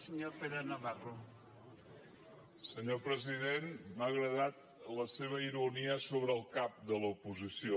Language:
Catalan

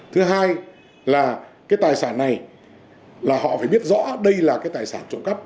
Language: Vietnamese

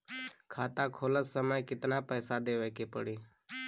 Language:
Bhojpuri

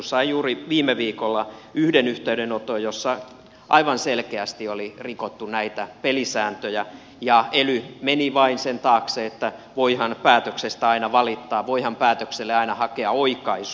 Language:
Finnish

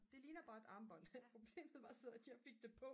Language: Danish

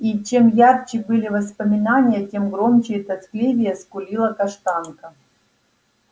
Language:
Russian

